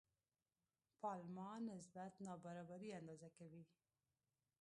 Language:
Pashto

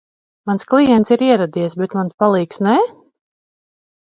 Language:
Latvian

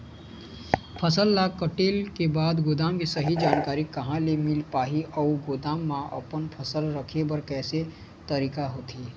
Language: Chhattisgarhi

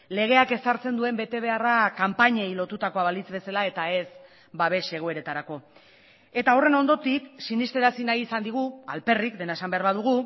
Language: Basque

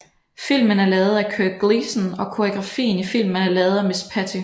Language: Danish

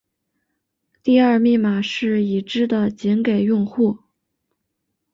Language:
Chinese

